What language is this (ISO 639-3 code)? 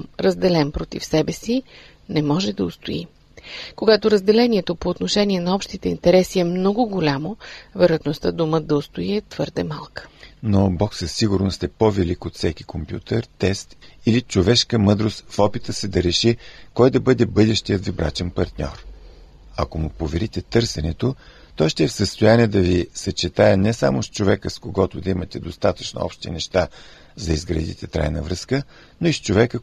bul